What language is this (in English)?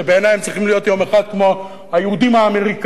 Hebrew